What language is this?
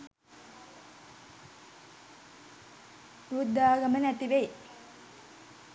Sinhala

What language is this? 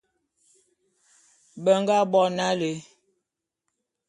Bulu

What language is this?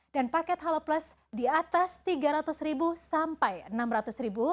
Indonesian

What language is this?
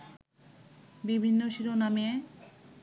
Bangla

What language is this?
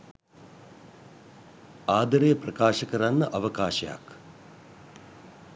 Sinhala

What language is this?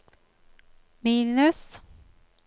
Norwegian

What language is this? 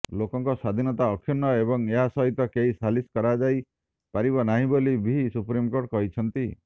Odia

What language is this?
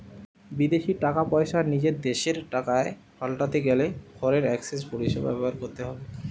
Bangla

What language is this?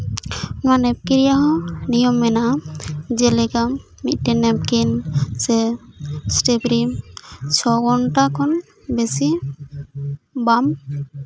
Santali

